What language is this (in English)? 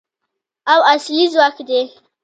Pashto